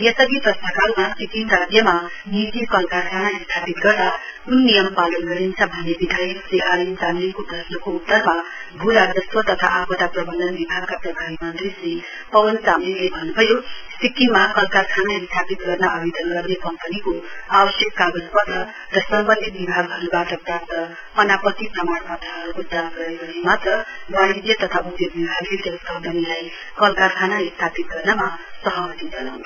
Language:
Nepali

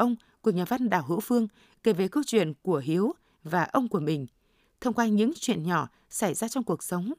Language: Vietnamese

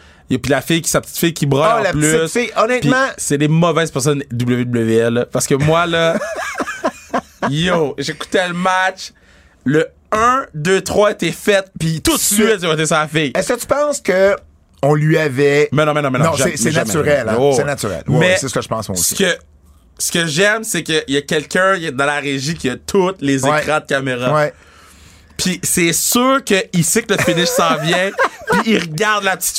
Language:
French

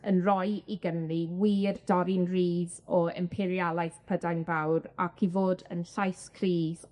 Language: Welsh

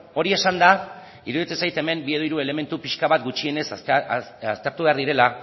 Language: Basque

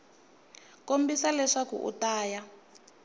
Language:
Tsonga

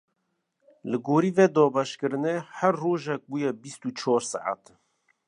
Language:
Kurdish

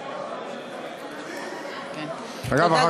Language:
Hebrew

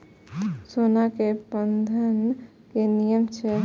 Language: Maithili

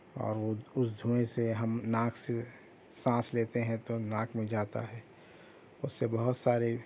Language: Urdu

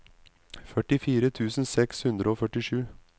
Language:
Norwegian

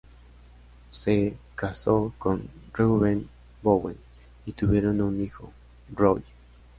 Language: Spanish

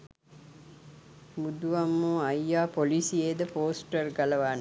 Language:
Sinhala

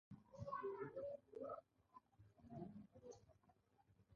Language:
Pashto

